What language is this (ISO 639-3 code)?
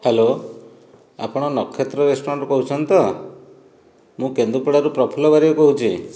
ori